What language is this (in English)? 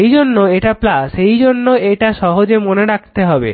Bangla